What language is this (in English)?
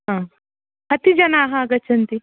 Sanskrit